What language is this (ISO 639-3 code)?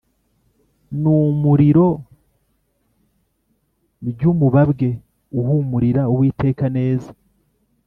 kin